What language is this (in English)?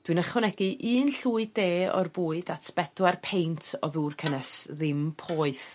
Welsh